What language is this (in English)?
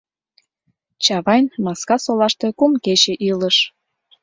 Mari